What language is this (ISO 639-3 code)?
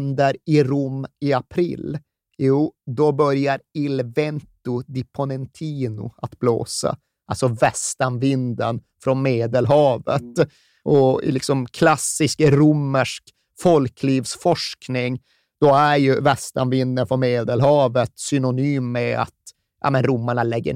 swe